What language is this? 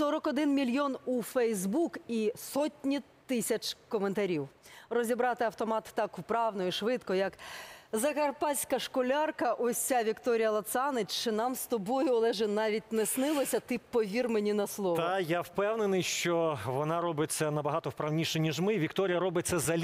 Ukrainian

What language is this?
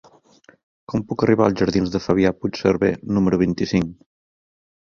Catalan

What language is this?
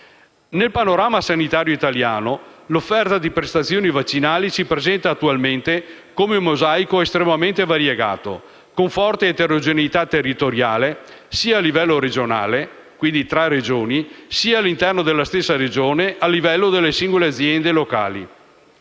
Italian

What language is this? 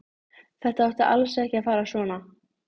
Icelandic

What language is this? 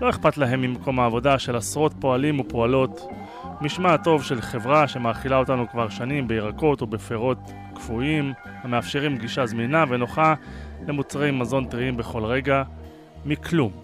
Hebrew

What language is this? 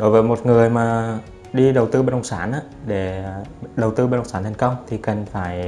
Vietnamese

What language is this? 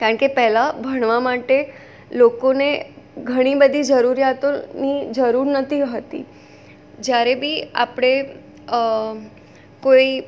Gujarati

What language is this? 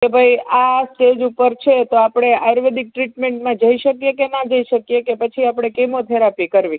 Gujarati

